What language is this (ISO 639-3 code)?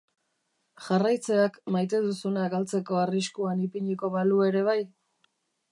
eus